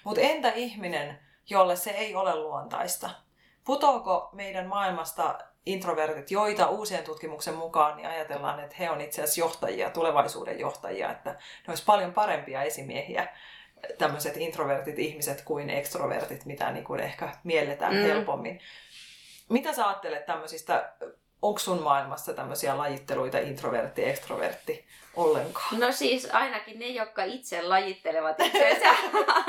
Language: Finnish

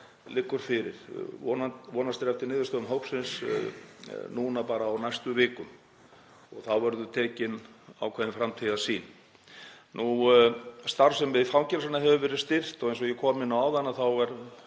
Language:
Icelandic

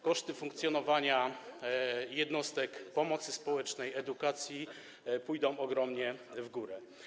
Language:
Polish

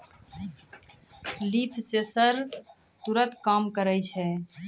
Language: Maithili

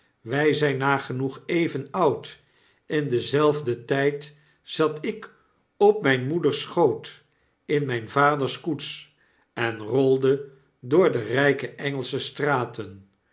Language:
Dutch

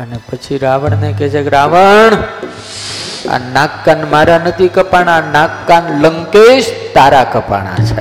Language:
Gujarati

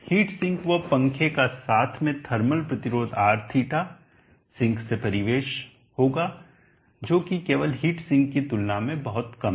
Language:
Hindi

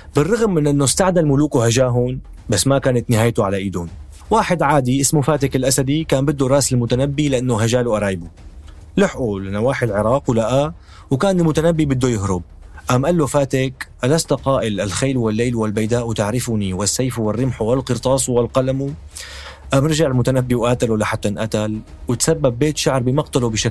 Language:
Arabic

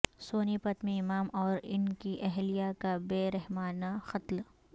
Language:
Urdu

